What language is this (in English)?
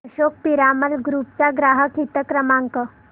Marathi